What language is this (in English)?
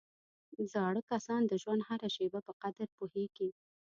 Pashto